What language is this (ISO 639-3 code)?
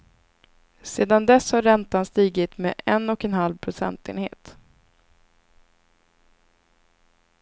swe